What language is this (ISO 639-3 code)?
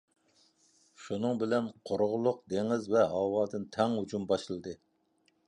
uig